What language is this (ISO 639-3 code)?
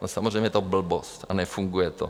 ces